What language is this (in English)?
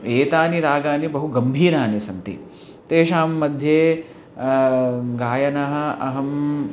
Sanskrit